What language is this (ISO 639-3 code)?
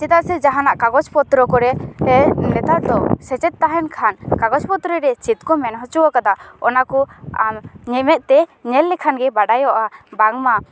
sat